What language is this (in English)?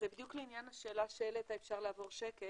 Hebrew